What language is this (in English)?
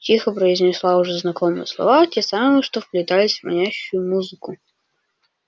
Russian